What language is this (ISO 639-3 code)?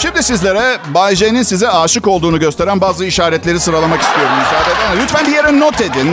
tur